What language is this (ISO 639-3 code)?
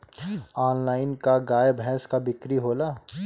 bho